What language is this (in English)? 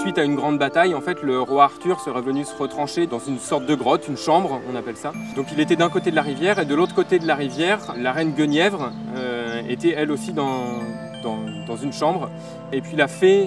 French